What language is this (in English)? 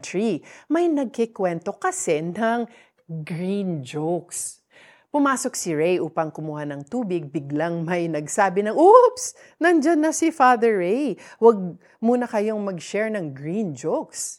Filipino